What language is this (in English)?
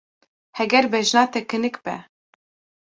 Kurdish